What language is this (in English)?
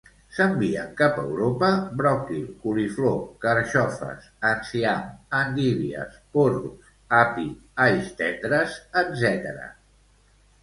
Catalan